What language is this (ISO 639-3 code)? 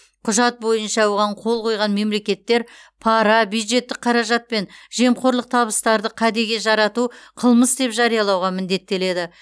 kaz